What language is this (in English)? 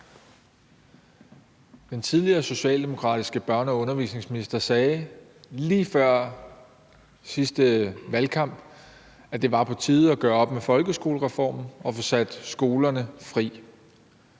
Danish